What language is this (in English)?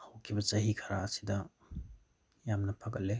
Manipuri